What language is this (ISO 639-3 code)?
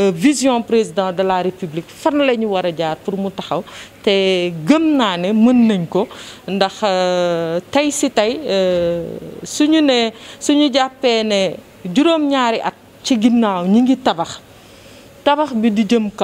fra